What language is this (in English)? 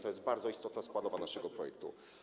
Polish